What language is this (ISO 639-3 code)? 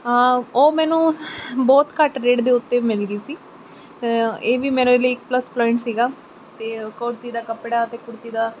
pan